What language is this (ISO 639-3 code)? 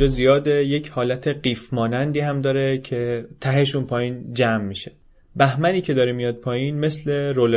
fas